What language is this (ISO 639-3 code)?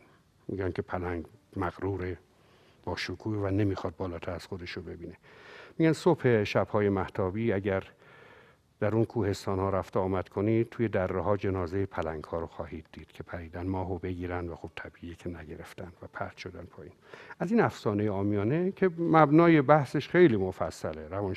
fas